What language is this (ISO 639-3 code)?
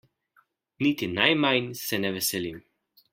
slv